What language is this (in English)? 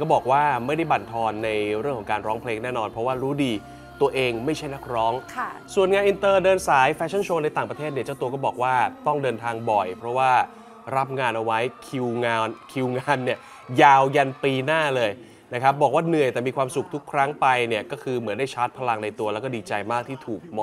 Thai